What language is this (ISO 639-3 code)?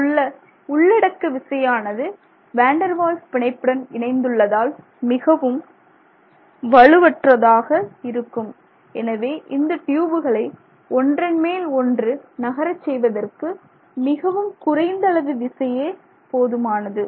tam